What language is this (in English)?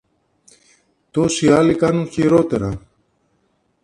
Greek